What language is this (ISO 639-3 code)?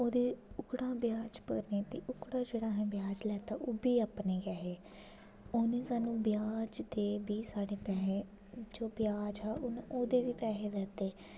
doi